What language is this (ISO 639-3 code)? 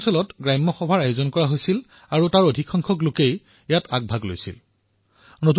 asm